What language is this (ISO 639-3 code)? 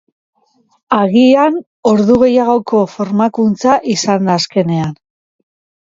eus